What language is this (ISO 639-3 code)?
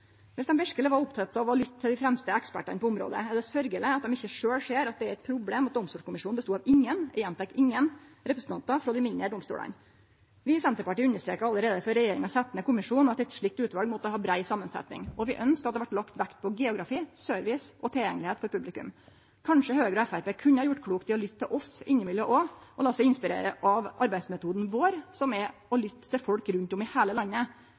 nno